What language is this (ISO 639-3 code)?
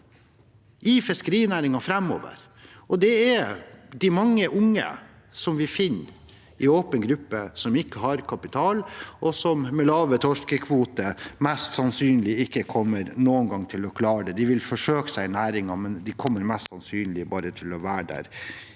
nor